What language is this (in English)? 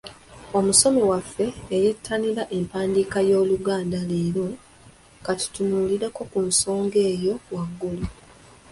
Ganda